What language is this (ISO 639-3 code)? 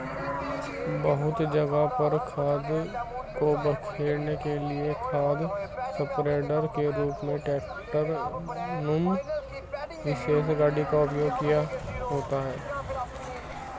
hin